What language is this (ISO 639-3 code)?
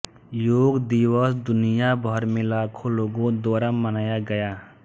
hin